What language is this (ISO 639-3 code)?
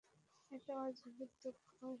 ben